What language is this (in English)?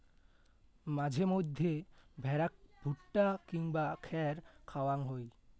Bangla